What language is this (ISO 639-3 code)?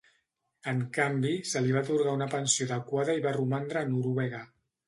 cat